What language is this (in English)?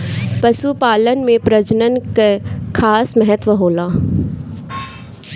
Bhojpuri